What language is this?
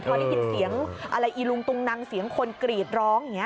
Thai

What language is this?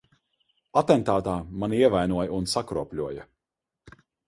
Latvian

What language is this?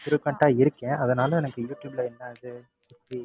Tamil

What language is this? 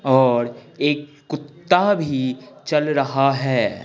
Hindi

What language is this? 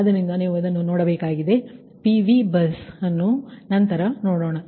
Kannada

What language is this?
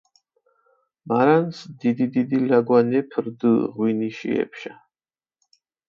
Mingrelian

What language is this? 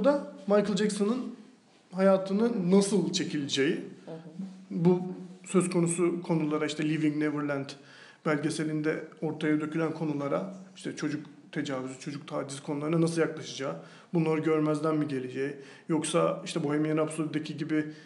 Turkish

